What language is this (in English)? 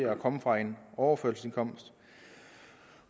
Danish